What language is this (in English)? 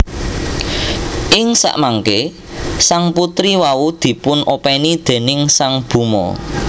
Javanese